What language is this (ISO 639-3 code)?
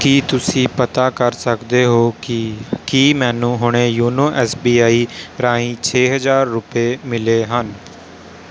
pan